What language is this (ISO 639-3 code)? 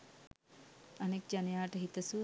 sin